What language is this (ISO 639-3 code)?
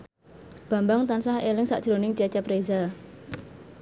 jav